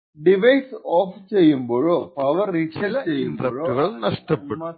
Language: Malayalam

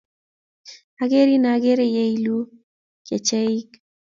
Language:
Kalenjin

